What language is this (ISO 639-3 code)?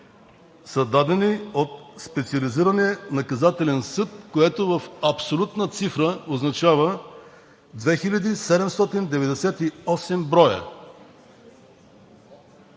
bul